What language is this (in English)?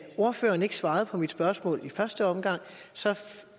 Danish